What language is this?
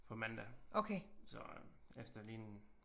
Danish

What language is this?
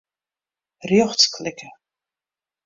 Western Frisian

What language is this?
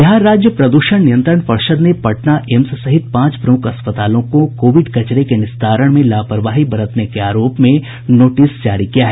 Hindi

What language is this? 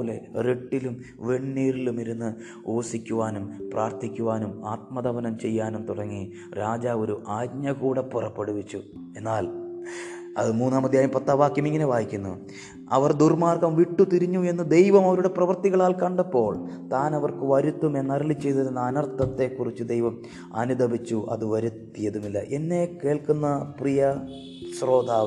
Malayalam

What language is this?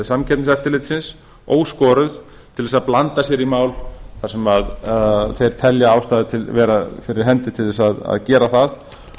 Icelandic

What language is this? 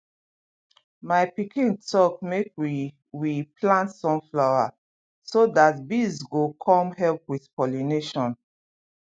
Nigerian Pidgin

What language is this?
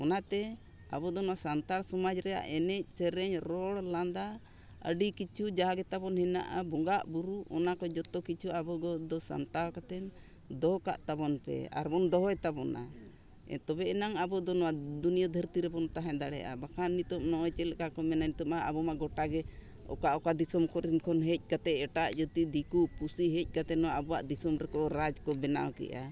Santali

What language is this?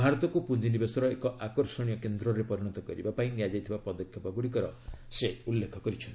Odia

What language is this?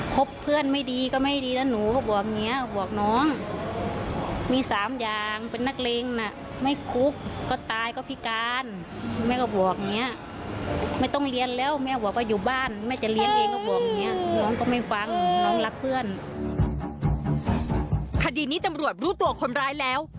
Thai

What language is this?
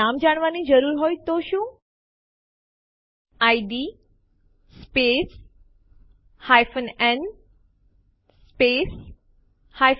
Gujarati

